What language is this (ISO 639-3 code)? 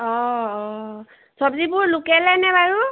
asm